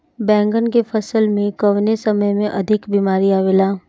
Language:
Bhojpuri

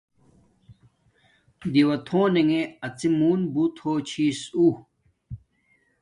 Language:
Domaaki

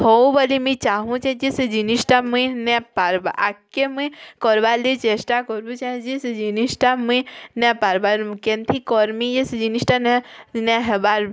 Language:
Odia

